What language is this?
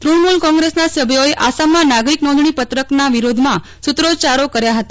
Gujarati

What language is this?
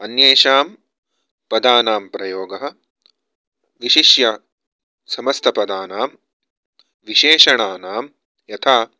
Sanskrit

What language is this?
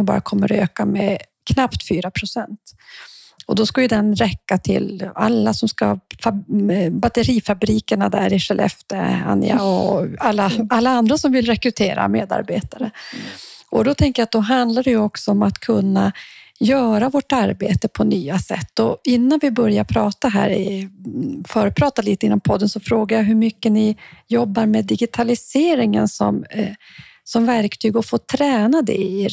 Swedish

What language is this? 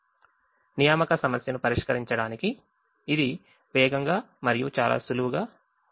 Telugu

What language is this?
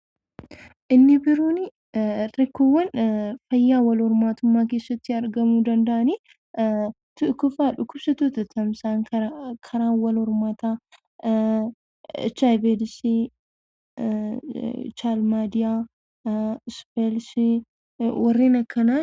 Oromo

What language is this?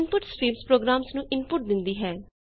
Punjabi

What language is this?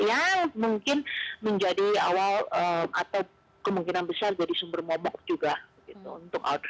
Indonesian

